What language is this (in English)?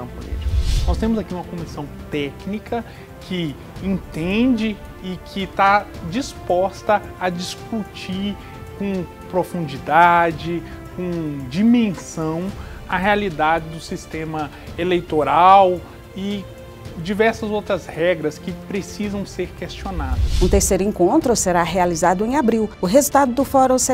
Portuguese